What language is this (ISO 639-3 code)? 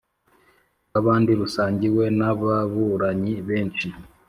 kin